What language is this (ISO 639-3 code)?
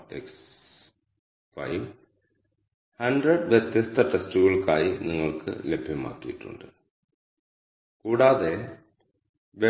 mal